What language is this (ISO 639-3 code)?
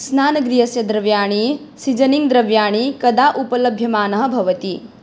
san